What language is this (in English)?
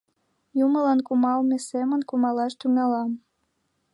Mari